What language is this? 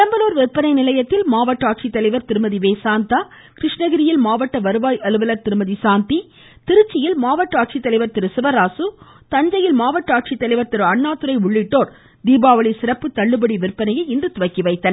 Tamil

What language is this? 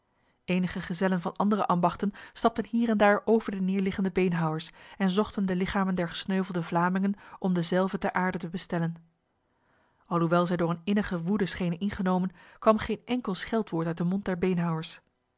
Dutch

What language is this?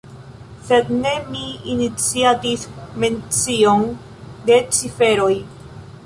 Esperanto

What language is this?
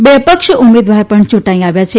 Gujarati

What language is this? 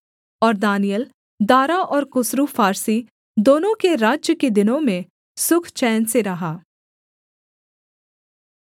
Hindi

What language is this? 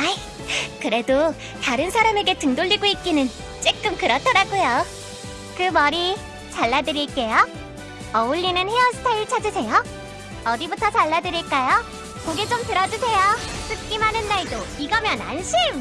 Korean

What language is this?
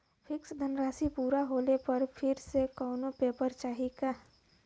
Bhojpuri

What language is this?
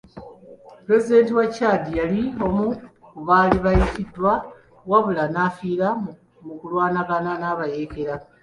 Ganda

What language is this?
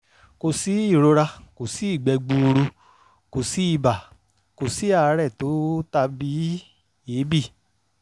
Yoruba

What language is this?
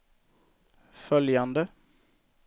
Swedish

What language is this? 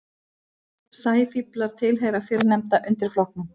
Icelandic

